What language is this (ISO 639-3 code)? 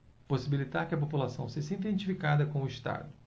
por